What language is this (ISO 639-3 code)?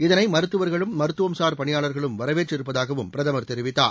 tam